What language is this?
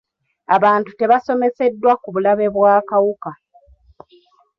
Ganda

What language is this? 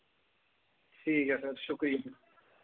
Dogri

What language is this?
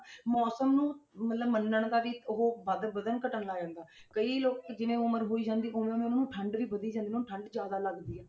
Punjabi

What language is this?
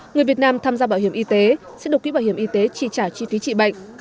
Vietnamese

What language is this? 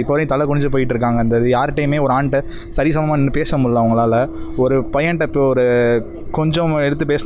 Tamil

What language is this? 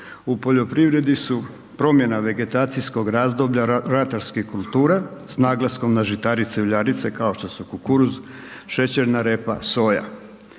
Croatian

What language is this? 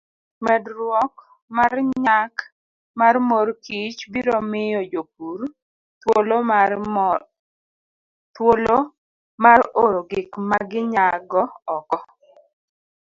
Luo (Kenya and Tanzania)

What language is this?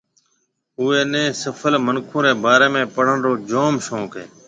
Marwari (Pakistan)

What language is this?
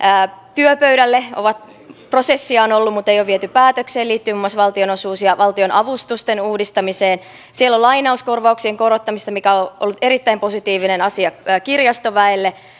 Finnish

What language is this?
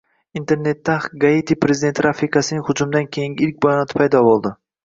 Uzbek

